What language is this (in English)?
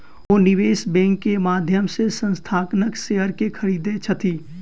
Maithili